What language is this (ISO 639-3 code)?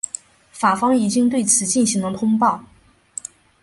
zho